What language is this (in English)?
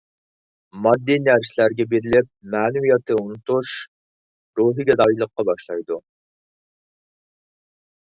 Uyghur